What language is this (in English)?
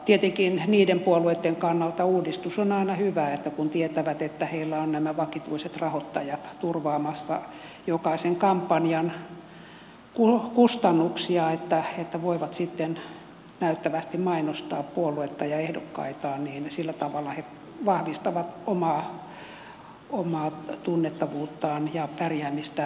Finnish